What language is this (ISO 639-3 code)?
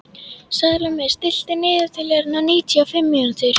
isl